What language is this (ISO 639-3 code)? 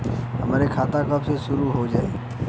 bho